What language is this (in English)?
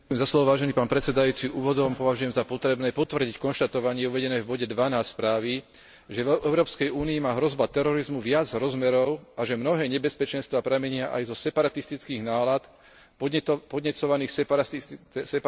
Slovak